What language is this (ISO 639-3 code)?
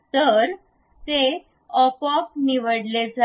mar